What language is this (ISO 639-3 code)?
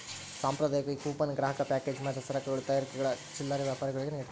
kan